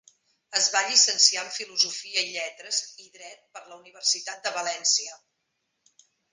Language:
Catalan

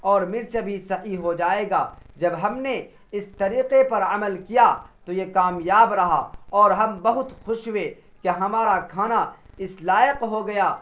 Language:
Urdu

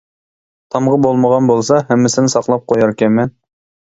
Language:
Uyghur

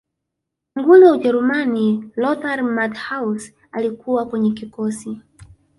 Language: Swahili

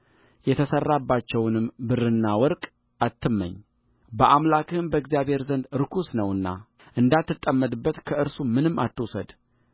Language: Amharic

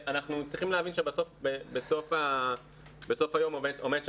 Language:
Hebrew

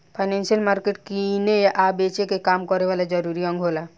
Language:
Bhojpuri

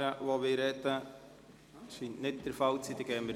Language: Swiss German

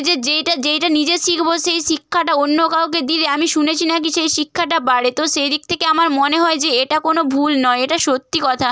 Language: Bangla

